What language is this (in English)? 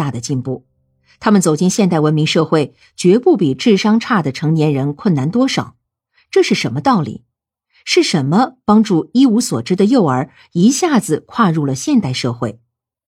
Chinese